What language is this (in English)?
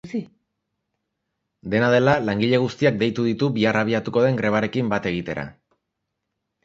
Basque